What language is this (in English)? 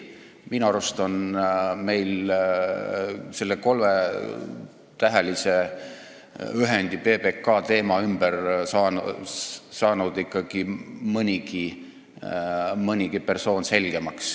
Estonian